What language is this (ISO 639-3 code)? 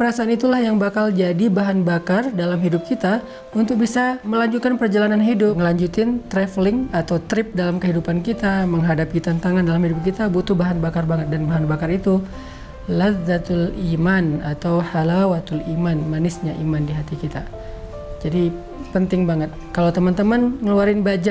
ind